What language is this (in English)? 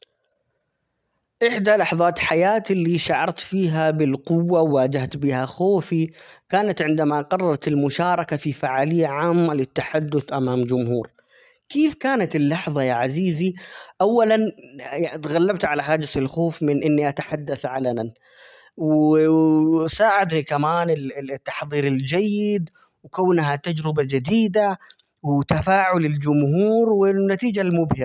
Omani Arabic